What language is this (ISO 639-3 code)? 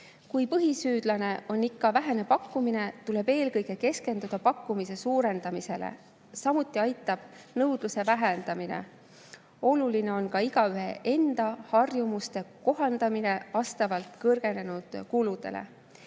est